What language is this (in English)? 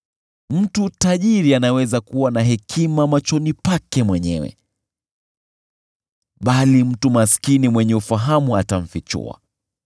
Swahili